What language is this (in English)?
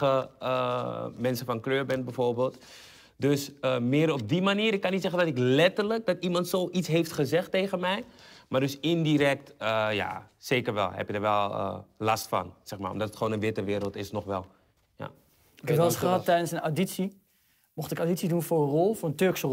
Dutch